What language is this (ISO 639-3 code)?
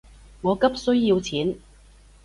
yue